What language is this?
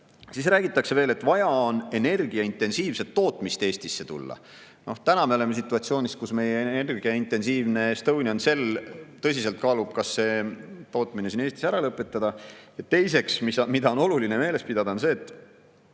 Estonian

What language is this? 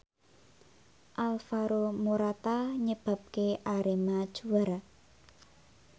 Javanese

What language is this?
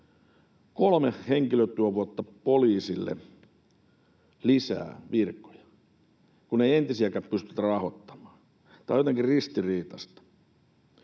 Finnish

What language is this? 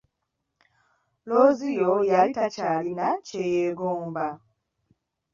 Ganda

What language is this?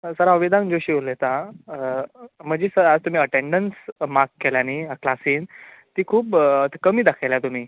Konkani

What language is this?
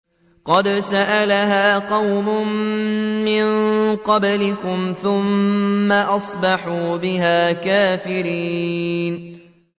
Arabic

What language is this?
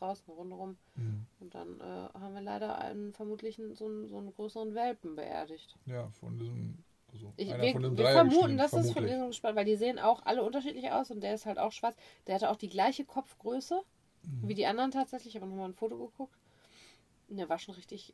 German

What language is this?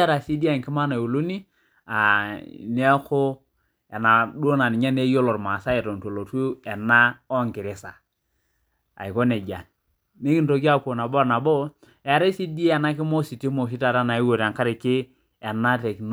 Masai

